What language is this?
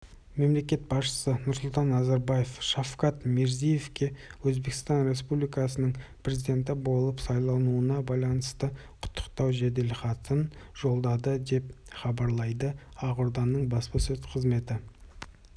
Kazakh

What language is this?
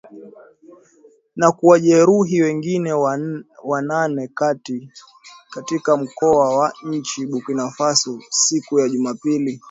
Swahili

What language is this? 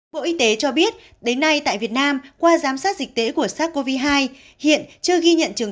Vietnamese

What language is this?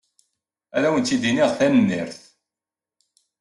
Kabyle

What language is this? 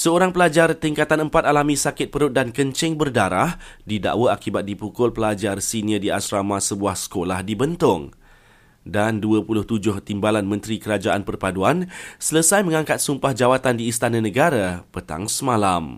Malay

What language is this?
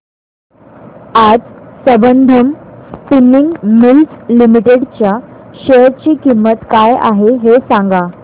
Marathi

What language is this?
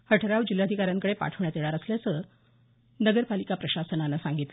Marathi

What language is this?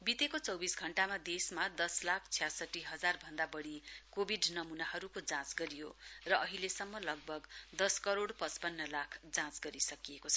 Nepali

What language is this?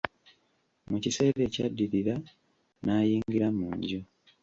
Ganda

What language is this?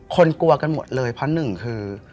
Thai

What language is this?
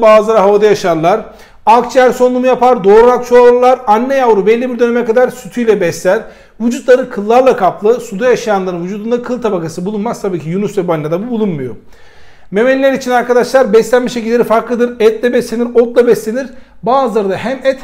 Turkish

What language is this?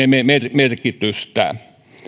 Finnish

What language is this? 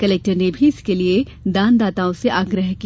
Hindi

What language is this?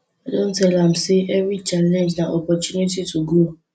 Nigerian Pidgin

